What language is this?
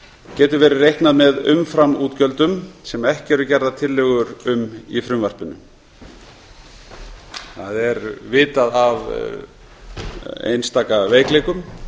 Icelandic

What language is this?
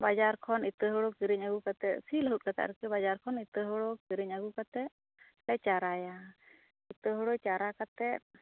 Santali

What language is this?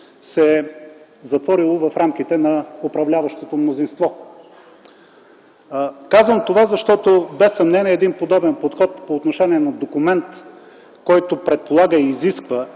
Bulgarian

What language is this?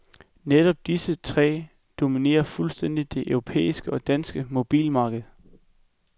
Danish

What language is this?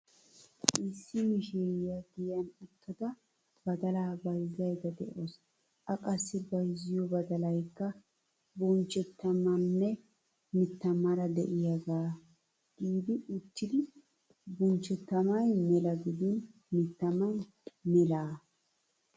Wolaytta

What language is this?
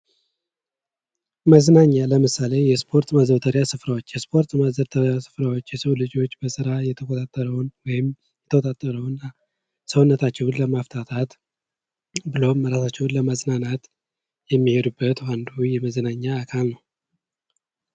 Amharic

